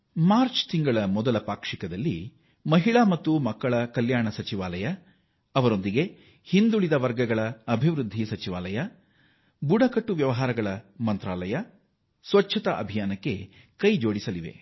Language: Kannada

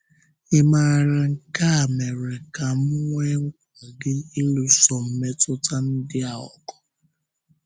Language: Igbo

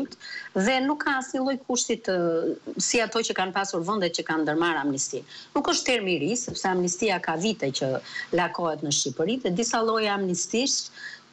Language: Romanian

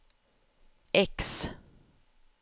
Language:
Swedish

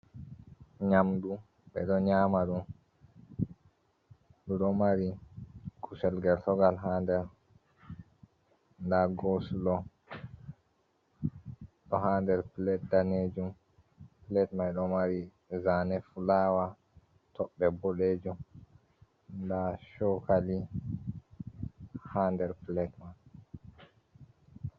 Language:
Fula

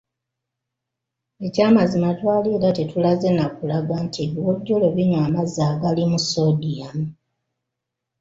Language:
Ganda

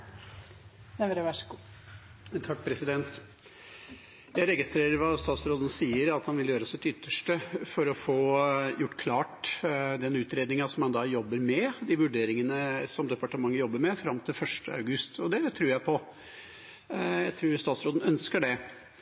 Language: Norwegian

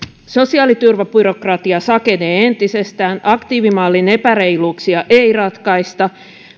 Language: Finnish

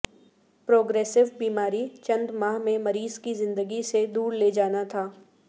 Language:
Urdu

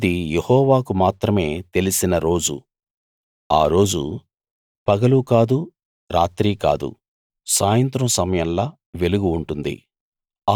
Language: Telugu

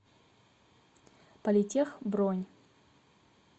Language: Russian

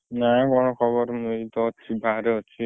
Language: Odia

